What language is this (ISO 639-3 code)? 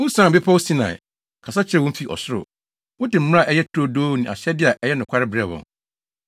aka